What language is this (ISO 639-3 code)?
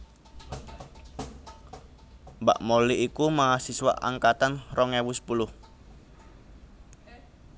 jav